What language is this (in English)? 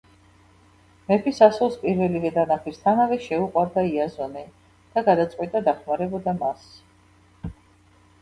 Georgian